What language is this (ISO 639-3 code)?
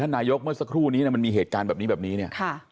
tha